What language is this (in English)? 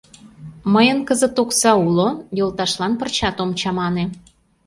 Mari